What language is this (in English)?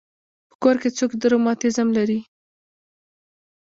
Pashto